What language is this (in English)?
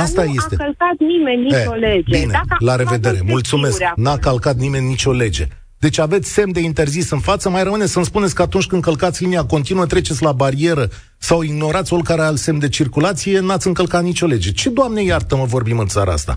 Romanian